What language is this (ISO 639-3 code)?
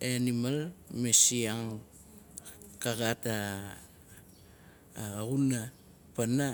nal